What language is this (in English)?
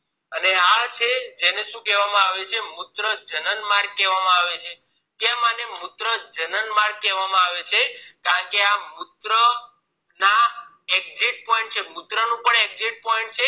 Gujarati